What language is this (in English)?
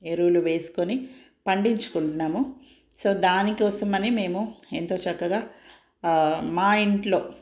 Telugu